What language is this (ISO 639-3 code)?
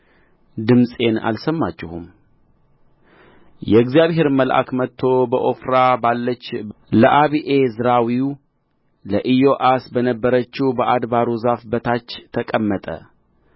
amh